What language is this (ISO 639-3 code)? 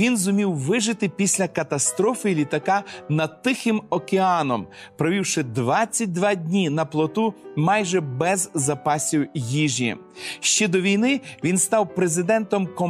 ukr